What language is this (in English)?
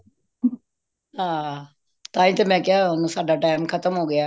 Punjabi